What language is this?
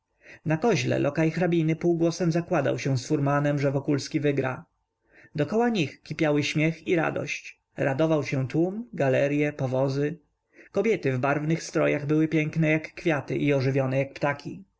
Polish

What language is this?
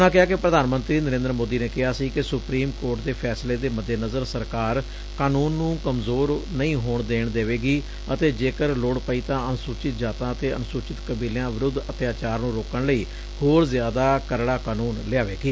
Punjabi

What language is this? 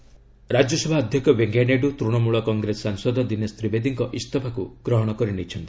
Odia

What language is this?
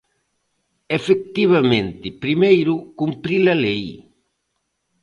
Galician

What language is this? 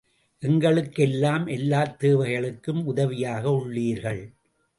Tamil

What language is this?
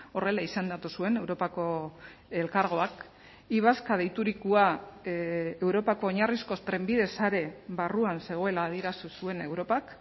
Basque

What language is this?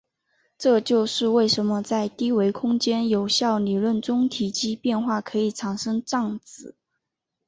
Chinese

